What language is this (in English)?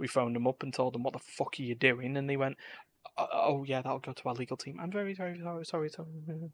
English